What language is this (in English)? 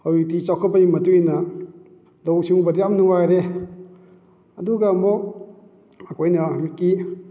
Manipuri